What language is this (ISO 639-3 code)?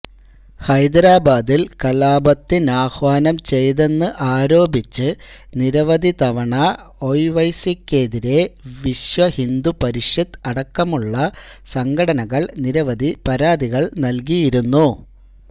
mal